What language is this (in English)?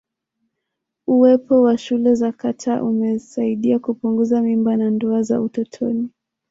Swahili